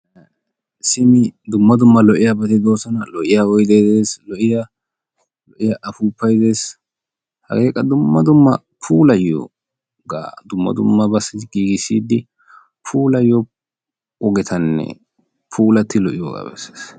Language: Wolaytta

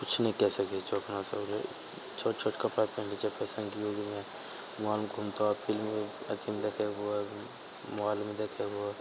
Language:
Maithili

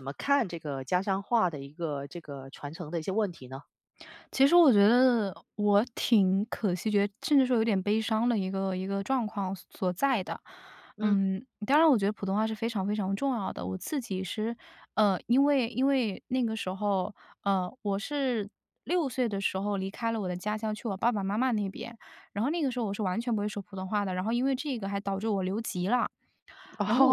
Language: Chinese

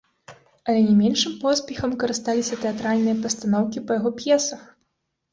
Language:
Belarusian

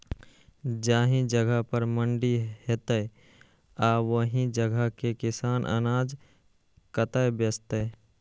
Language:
Maithili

